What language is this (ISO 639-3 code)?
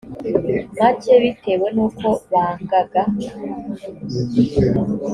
kin